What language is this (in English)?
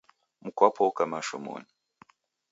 Taita